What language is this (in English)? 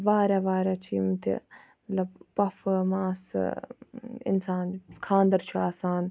Kashmiri